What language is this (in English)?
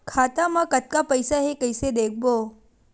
Chhattisgarhi